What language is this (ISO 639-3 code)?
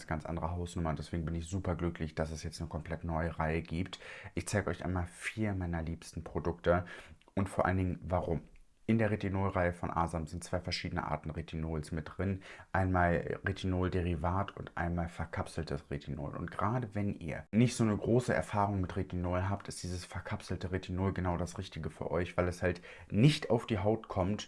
deu